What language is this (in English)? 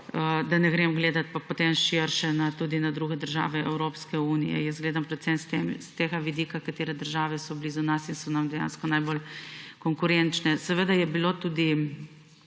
Slovenian